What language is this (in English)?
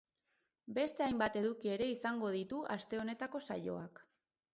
Basque